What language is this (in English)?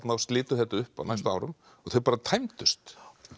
Icelandic